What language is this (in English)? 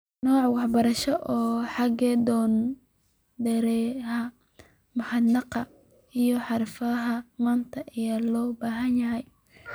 Somali